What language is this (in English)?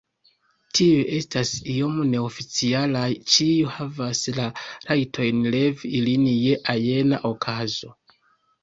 Esperanto